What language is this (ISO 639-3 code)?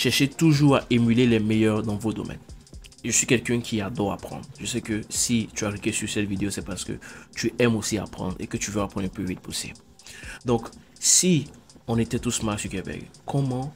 fra